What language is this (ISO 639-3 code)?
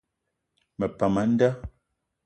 eto